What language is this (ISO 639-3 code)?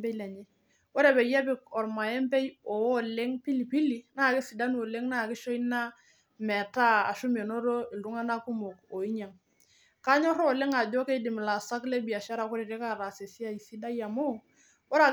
mas